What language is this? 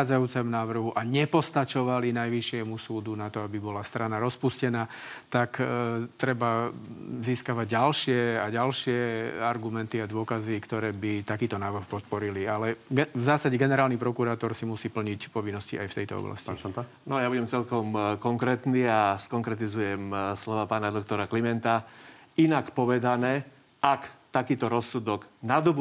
Slovak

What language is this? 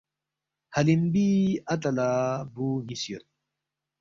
Balti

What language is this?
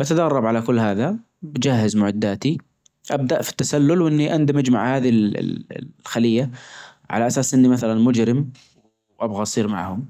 Najdi Arabic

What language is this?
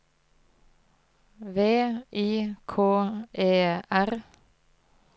Norwegian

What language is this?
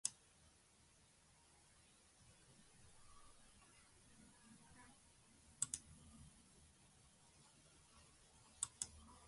Polish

